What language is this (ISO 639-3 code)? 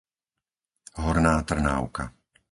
slk